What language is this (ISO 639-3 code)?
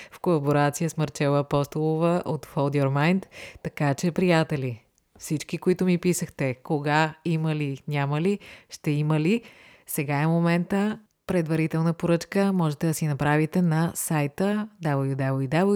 bul